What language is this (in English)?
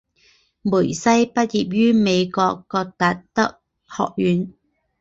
Chinese